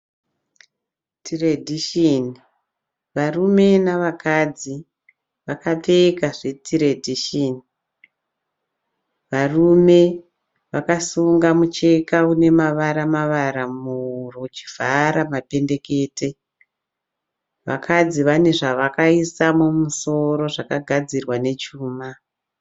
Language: Shona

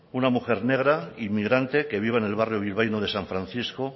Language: Spanish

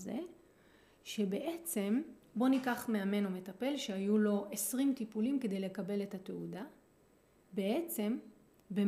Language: Hebrew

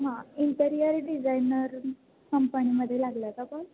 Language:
Marathi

